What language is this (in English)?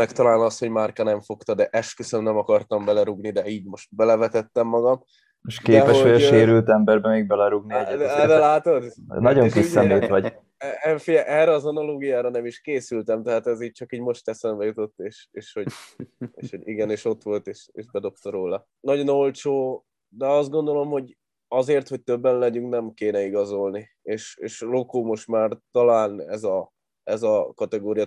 Hungarian